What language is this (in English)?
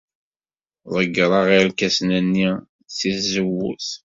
Kabyle